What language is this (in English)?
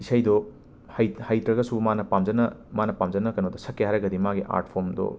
Manipuri